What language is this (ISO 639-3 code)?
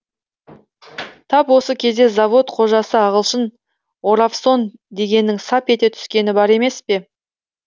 kaz